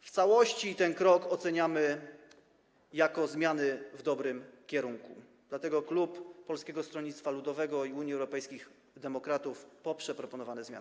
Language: Polish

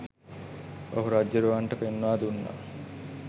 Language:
Sinhala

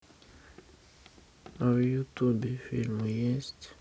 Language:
Russian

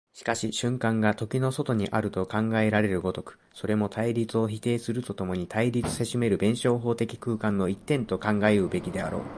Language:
Japanese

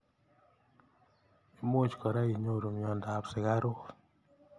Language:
Kalenjin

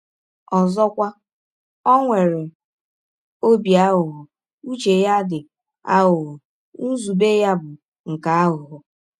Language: Igbo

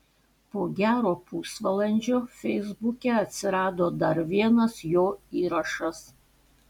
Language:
Lithuanian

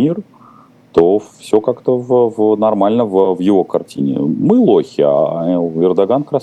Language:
Russian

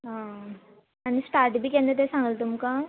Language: Konkani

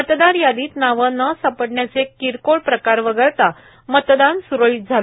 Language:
Marathi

